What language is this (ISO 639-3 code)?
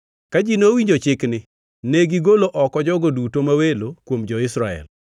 luo